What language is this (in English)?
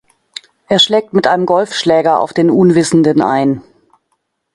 German